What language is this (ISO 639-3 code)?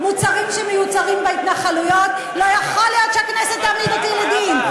heb